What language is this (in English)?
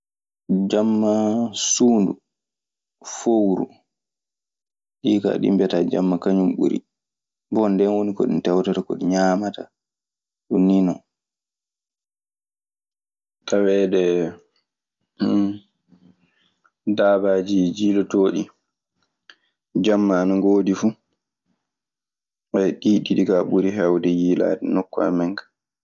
Maasina Fulfulde